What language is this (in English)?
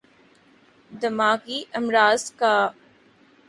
Urdu